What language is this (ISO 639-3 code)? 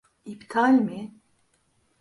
tur